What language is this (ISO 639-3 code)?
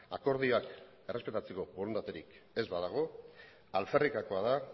eus